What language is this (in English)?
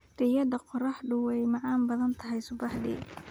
Somali